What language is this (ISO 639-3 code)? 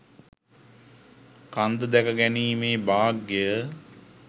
sin